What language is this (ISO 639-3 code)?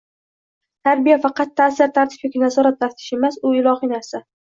uzb